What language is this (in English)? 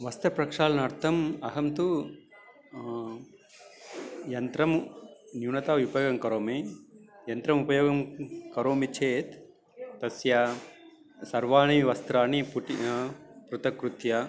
Sanskrit